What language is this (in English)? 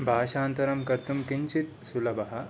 Sanskrit